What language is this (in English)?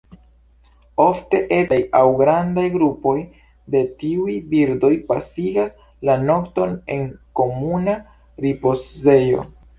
Esperanto